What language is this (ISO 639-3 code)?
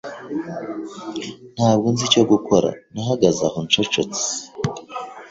kin